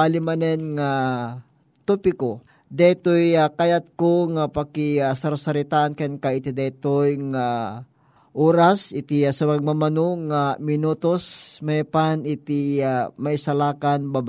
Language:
Filipino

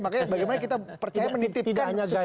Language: Indonesian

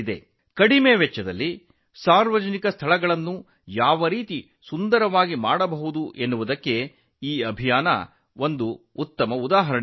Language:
Kannada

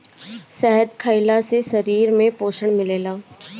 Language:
Bhojpuri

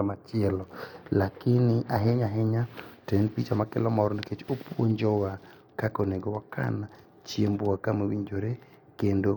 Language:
Luo (Kenya and Tanzania)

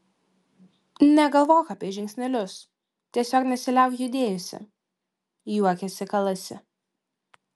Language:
Lithuanian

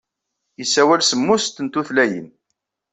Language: Kabyle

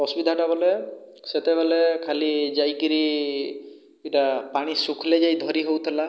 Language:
Odia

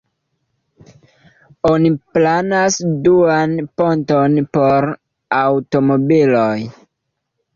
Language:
Esperanto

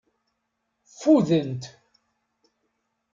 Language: Kabyle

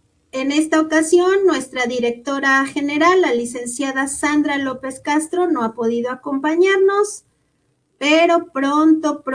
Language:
Spanish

